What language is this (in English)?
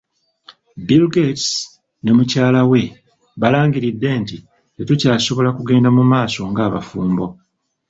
Ganda